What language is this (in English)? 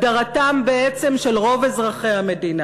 Hebrew